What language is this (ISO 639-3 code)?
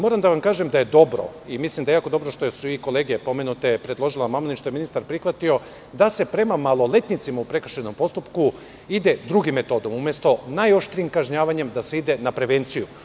srp